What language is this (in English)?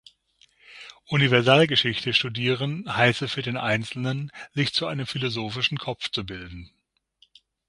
German